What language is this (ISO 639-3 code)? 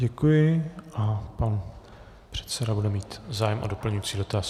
ces